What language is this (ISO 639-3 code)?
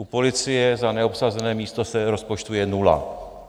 ces